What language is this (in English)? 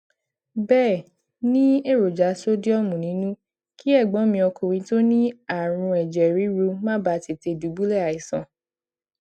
Yoruba